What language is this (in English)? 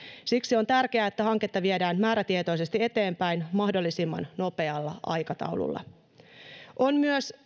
Finnish